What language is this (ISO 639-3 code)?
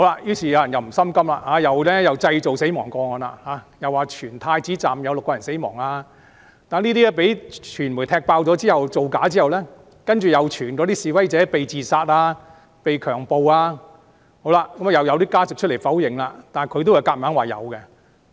yue